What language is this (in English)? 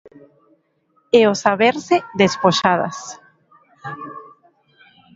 Galician